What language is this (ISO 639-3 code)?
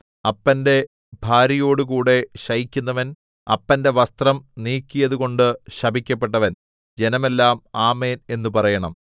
mal